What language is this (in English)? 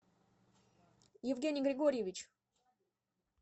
Russian